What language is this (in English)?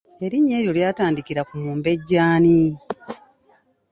Ganda